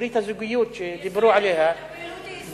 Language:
Hebrew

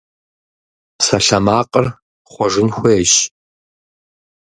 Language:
Kabardian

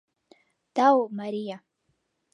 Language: Mari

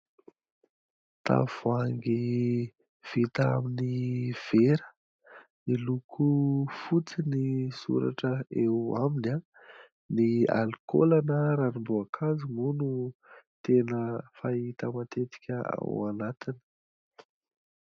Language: Malagasy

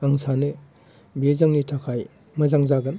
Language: Bodo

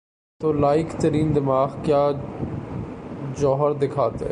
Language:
Urdu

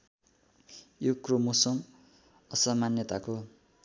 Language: Nepali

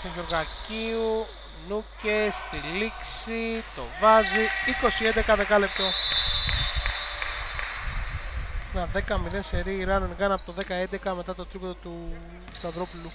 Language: Greek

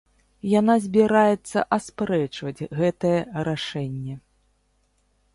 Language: Belarusian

